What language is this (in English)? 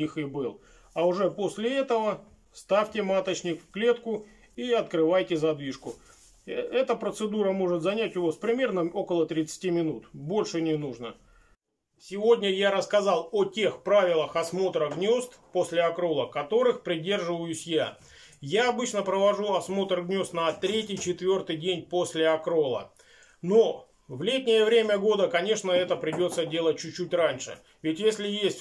Russian